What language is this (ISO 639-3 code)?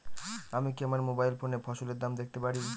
ben